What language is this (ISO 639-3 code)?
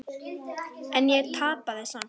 isl